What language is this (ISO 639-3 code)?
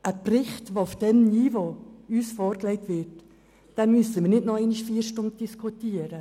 gsw